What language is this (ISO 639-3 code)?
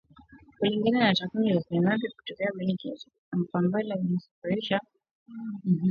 swa